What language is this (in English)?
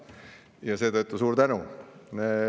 Estonian